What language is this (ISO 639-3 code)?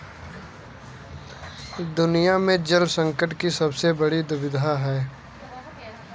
hin